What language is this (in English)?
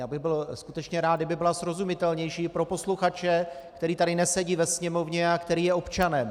Czech